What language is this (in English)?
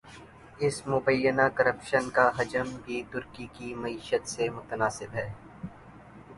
Urdu